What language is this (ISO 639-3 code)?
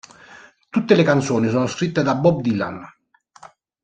ita